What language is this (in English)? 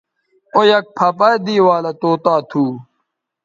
Bateri